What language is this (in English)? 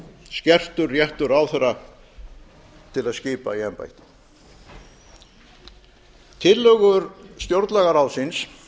Icelandic